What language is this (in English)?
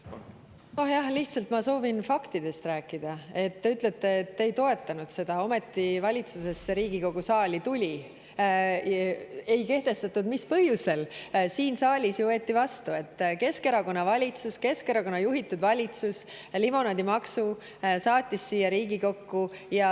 Estonian